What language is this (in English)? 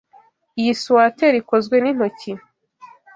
Kinyarwanda